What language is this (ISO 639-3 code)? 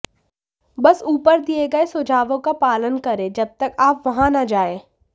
hin